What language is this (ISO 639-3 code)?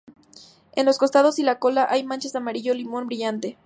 spa